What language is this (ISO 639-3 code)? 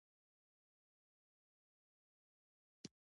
pus